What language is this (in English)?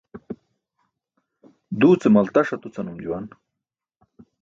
Burushaski